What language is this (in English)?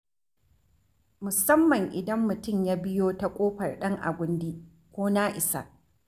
Hausa